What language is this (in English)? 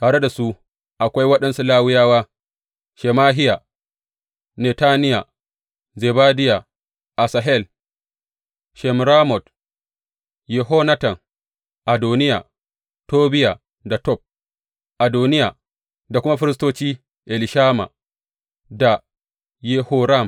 Hausa